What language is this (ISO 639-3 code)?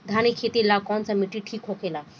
bho